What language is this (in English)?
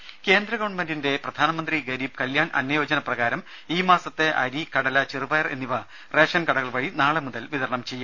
Malayalam